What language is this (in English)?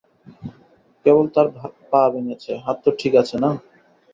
Bangla